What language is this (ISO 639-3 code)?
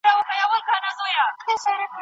pus